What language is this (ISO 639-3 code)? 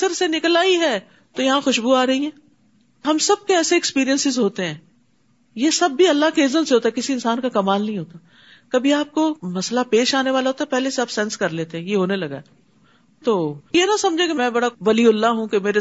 urd